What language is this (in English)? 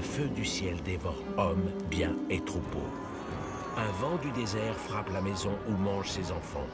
French